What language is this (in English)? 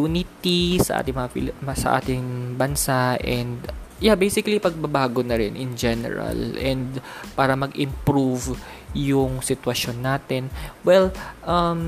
Filipino